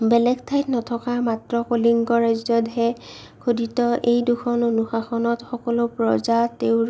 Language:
Assamese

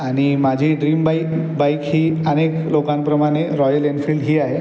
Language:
Marathi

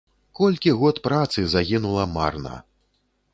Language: Belarusian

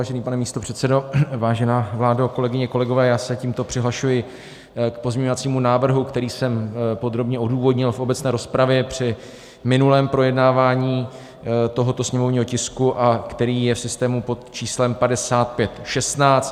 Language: Czech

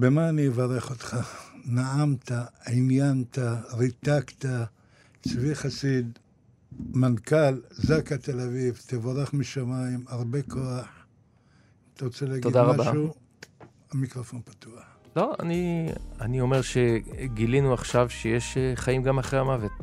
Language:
Hebrew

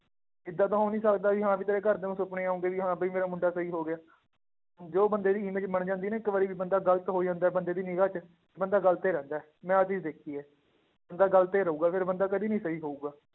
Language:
Punjabi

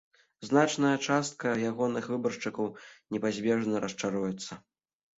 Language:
Belarusian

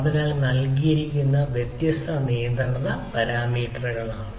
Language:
Malayalam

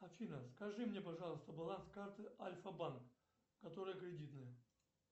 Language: Russian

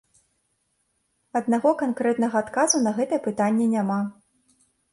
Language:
Belarusian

